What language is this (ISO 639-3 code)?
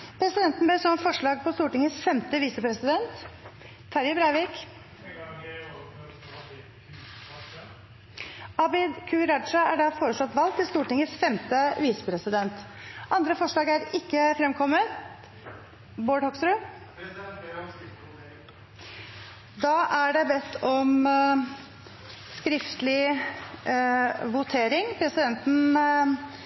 nor